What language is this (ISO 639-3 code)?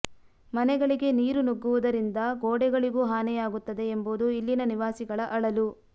kan